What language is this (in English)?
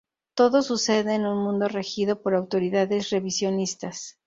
Spanish